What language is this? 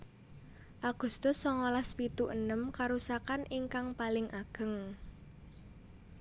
Javanese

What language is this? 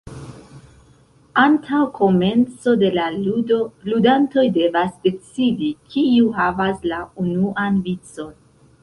Esperanto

